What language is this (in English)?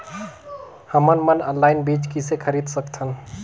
Chhattisgarhi